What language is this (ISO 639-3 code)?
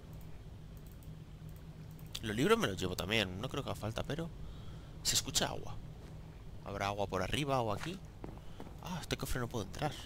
spa